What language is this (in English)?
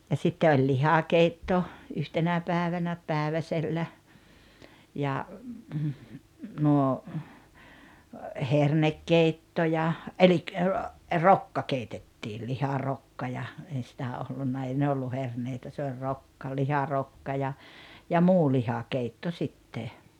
Finnish